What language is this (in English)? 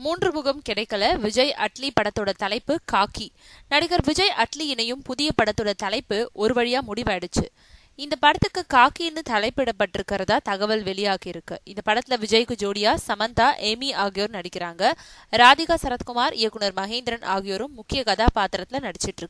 Hindi